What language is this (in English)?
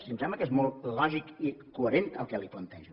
Catalan